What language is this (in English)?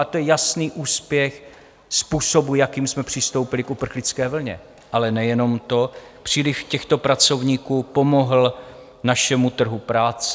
Czech